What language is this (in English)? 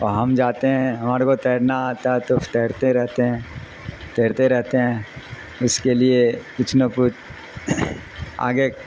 Urdu